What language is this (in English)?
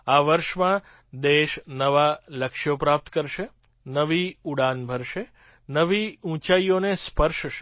Gujarati